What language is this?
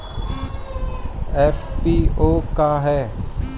Bhojpuri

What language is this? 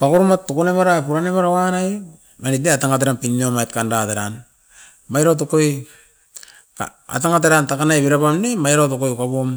Askopan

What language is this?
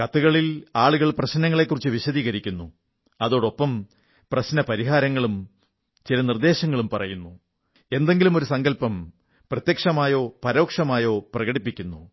Malayalam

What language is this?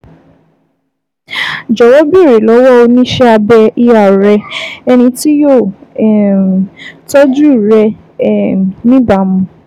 Yoruba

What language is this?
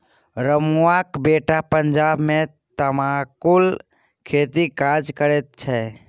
Maithili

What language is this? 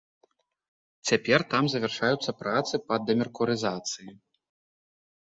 Belarusian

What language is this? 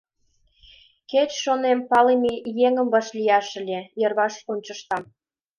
Mari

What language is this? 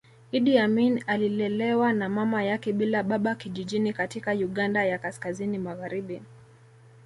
Swahili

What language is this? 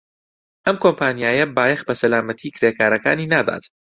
Central Kurdish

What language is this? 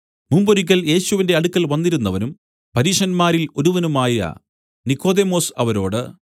Malayalam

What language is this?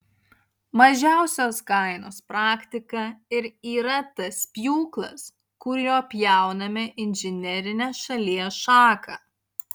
Lithuanian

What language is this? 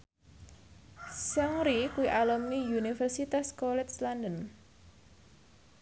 Javanese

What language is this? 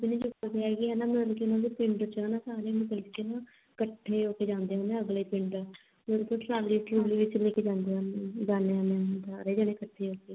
Punjabi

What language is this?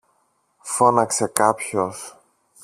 Greek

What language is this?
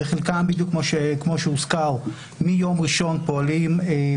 Hebrew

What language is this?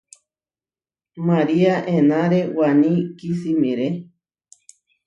Huarijio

